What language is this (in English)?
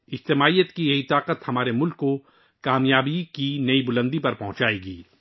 Urdu